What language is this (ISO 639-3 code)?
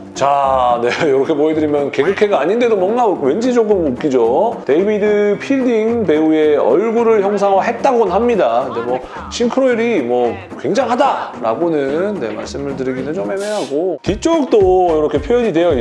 kor